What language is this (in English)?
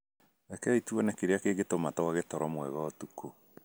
Kikuyu